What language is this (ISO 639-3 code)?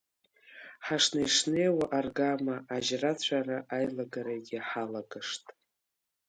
abk